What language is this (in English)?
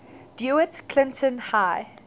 English